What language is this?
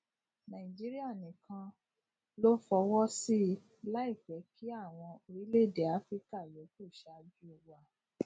Yoruba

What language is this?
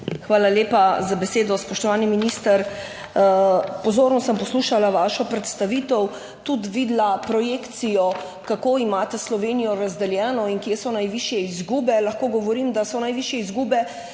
Slovenian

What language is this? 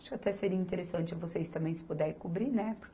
Portuguese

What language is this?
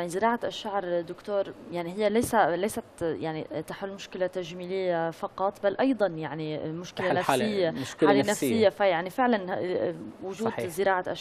Arabic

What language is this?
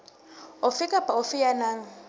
Southern Sotho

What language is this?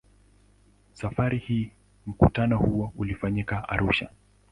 Swahili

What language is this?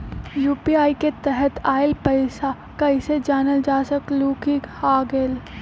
Magahi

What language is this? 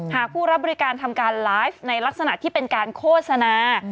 Thai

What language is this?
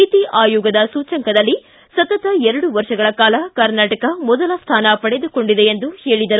Kannada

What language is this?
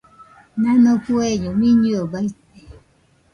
Nüpode Huitoto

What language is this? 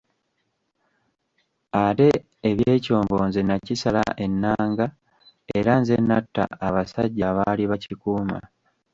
Ganda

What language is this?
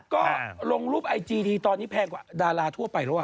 Thai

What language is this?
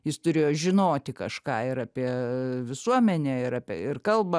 Lithuanian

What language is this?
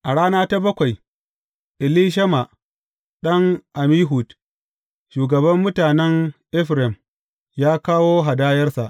Hausa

